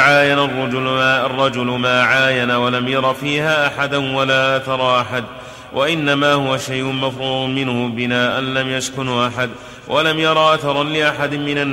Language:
Arabic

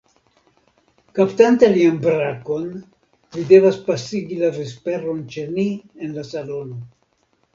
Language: Esperanto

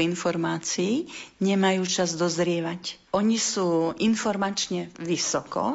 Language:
Slovak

